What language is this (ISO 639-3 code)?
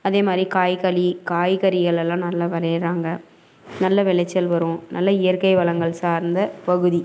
tam